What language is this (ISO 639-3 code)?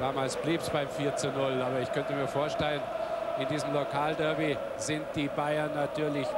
deu